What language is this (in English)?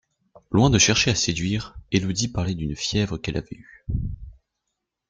French